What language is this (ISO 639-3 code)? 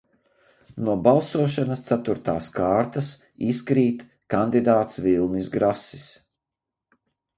lav